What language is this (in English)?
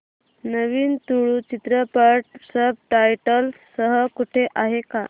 Marathi